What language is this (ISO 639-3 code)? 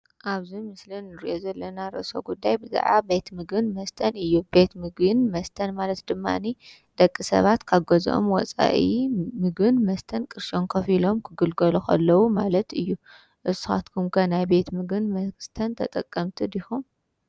tir